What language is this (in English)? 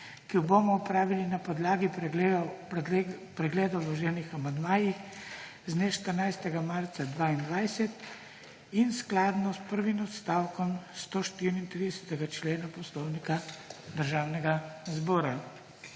Slovenian